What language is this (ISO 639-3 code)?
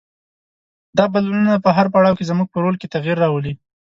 pus